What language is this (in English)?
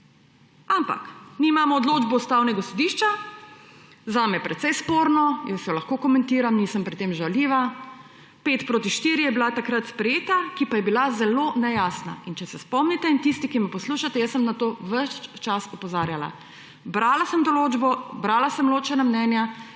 Slovenian